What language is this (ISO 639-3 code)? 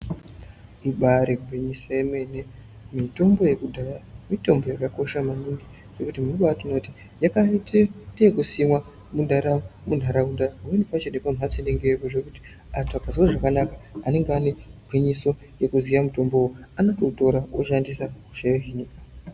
ndc